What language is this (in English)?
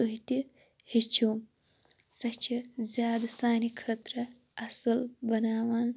Kashmiri